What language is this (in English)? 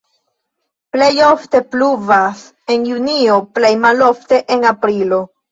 Esperanto